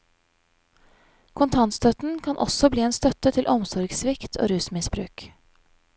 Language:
Norwegian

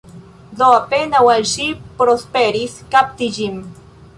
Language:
Esperanto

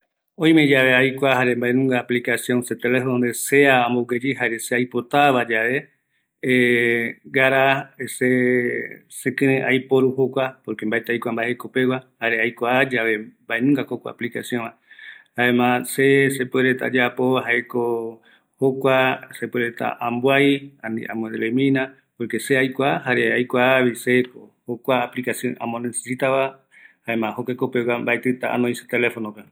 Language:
Eastern Bolivian Guaraní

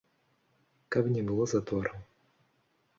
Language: Belarusian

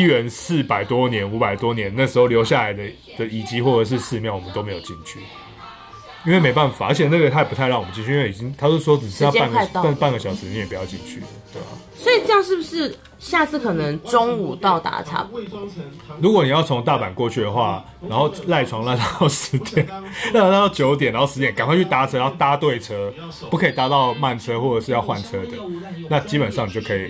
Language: Chinese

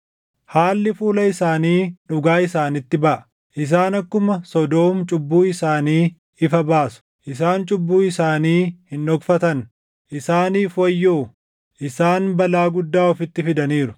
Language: Oromo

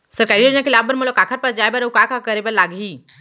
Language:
Chhattisgarhi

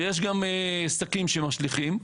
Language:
Hebrew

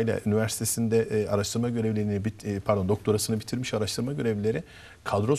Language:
Turkish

